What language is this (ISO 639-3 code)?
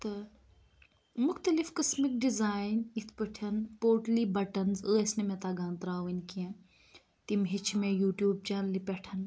kas